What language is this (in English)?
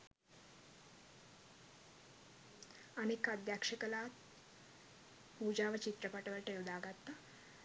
Sinhala